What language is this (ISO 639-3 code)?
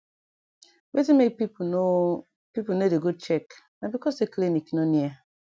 pcm